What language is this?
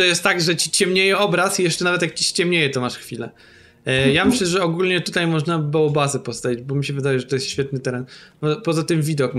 Polish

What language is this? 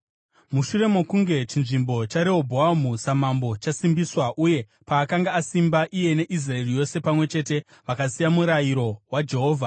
Shona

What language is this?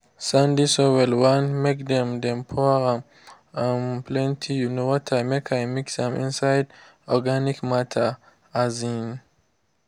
Nigerian Pidgin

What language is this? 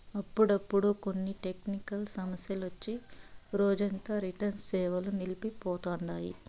Telugu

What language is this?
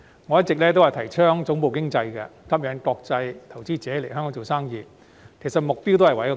Cantonese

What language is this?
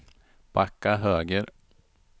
Swedish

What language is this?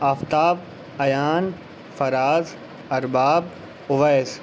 Urdu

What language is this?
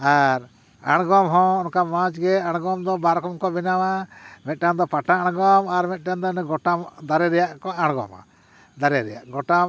Santali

